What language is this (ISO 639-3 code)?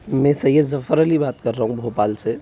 hin